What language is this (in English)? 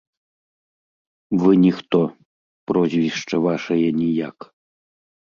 Belarusian